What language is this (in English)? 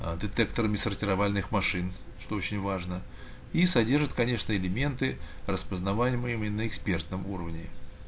Russian